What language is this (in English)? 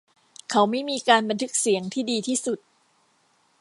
Thai